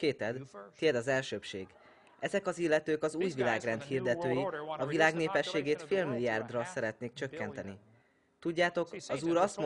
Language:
Hungarian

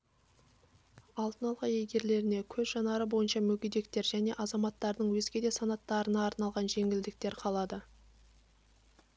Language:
Kazakh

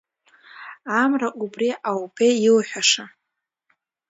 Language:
Abkhazian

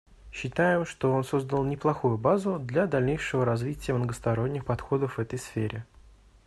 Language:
Russian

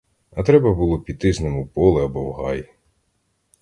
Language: Ukrainian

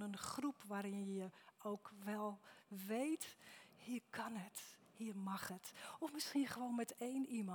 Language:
Dutch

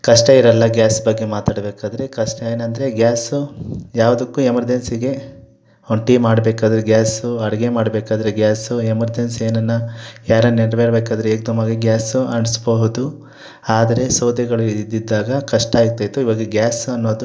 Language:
Kannada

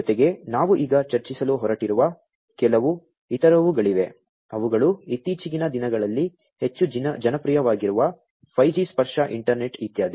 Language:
Kannada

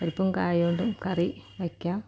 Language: Malayalam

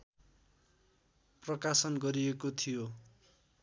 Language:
Nepali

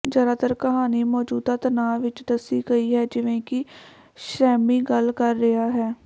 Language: Punjabi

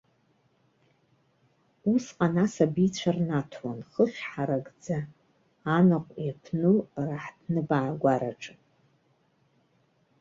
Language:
Abkhazian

